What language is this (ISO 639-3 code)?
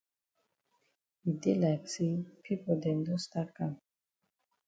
wes